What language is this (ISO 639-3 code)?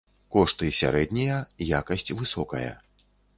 bel